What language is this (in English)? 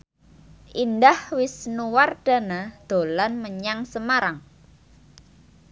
Javanese